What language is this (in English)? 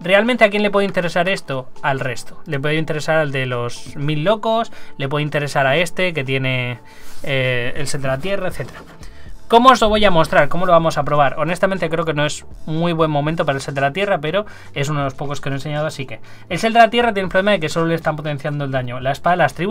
Spanish